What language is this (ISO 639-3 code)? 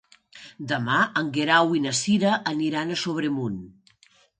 cat